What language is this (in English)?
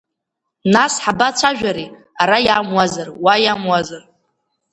Abkhazian